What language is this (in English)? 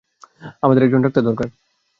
Bangla